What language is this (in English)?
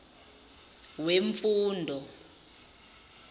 Zulu